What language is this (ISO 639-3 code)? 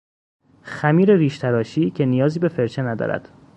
fas